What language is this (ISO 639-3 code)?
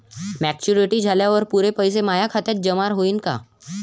mar